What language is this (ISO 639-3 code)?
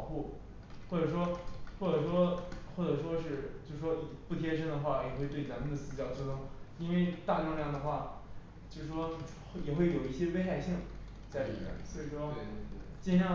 zho